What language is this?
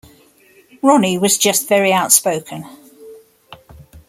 English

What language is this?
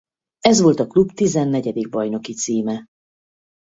Hungarian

